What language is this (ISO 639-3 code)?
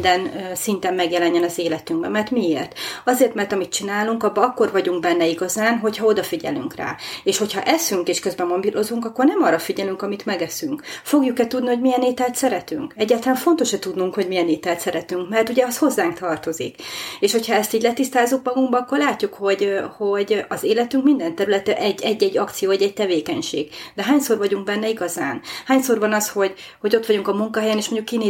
hun